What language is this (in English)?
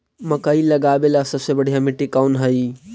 Magahi